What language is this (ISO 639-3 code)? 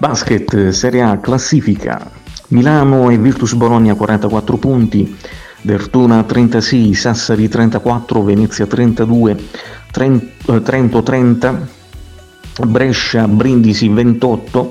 ita